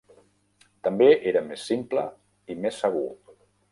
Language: Catalan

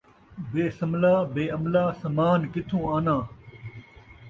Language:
Saraiki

